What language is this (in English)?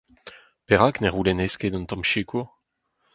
Breton